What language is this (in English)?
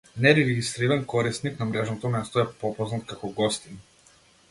Macedonian